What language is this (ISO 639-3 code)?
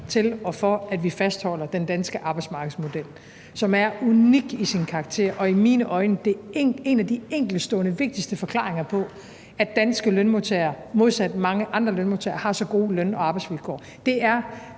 dan